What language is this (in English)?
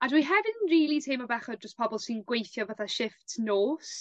Welsh